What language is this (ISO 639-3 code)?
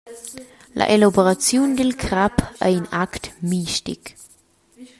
roh